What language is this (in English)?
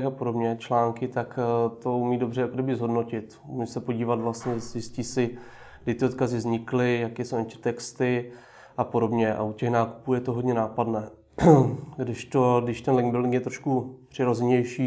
Czech